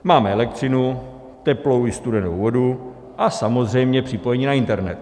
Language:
Czech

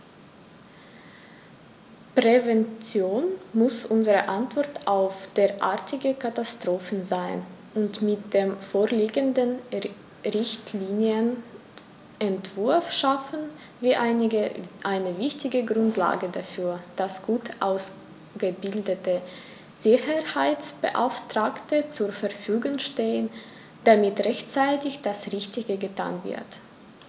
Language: German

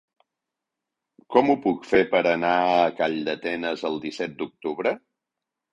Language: Catalan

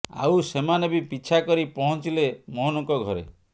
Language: Odia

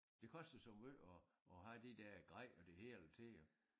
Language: Danish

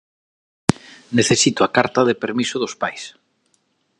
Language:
Galician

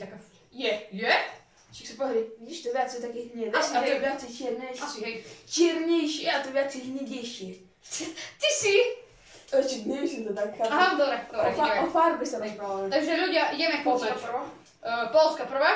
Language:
Polish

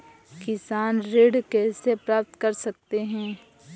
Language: Hindi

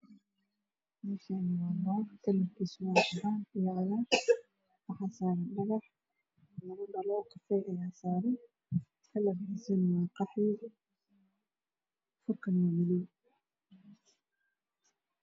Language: Somali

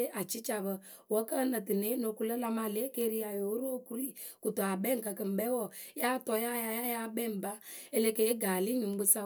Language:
Akebu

